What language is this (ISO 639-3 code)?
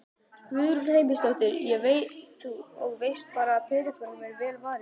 isl